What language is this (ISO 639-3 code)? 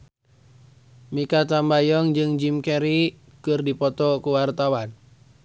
sun